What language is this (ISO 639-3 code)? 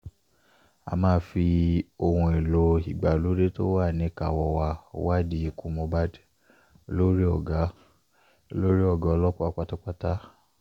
yor